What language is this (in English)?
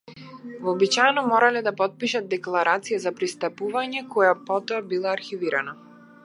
Macedonian